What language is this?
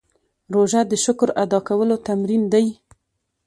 Pashto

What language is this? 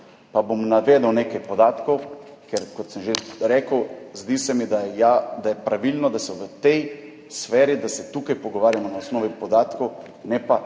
Slovenian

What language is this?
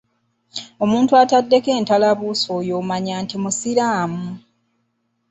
Ganda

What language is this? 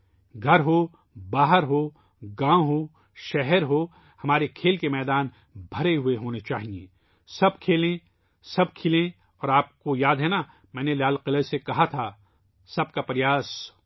Urdu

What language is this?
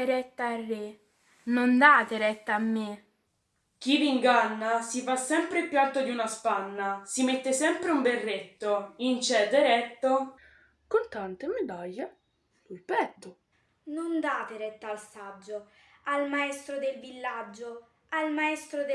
Italian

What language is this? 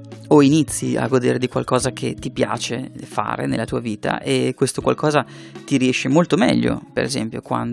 Italian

